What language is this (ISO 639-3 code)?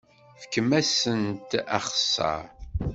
kab